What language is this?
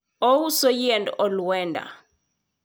Luo (Kenya and Tanzania)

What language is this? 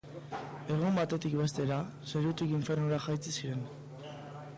Basque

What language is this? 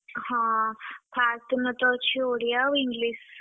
Odia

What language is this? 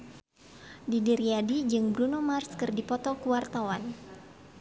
Sundanese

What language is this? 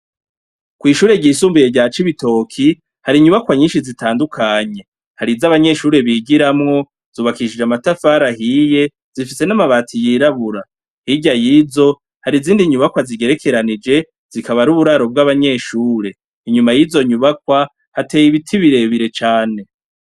Rundi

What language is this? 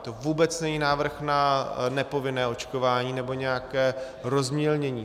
Czech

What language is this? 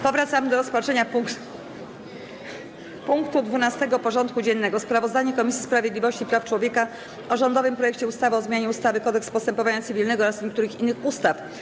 Polish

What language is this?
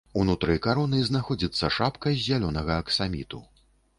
Belarusian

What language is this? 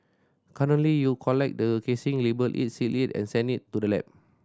English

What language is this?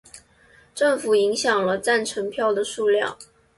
Chinese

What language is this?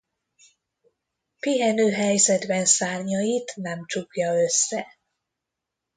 Hungarian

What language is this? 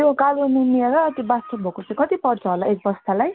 Nepali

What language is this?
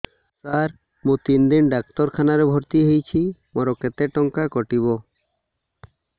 Odia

